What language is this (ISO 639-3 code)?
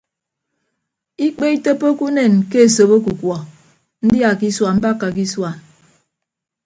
ibb